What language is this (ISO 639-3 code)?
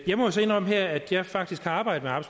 dan